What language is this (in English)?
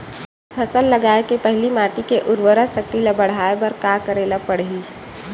Chhattisgarhi